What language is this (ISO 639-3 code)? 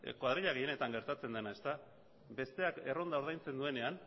eus